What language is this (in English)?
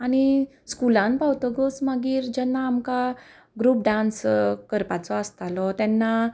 Konkani